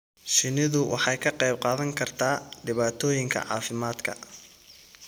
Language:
Somali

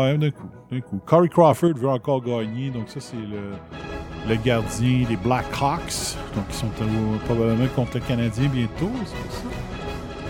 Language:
French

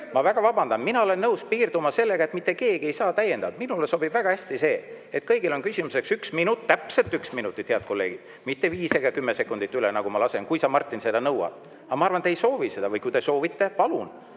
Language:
Estonian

